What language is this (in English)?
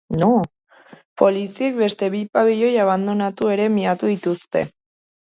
Basque